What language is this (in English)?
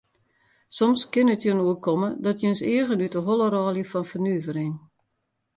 Western Frisian